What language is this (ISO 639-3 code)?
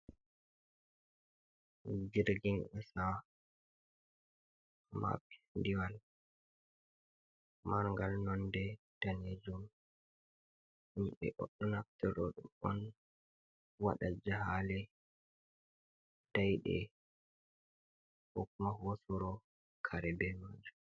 ful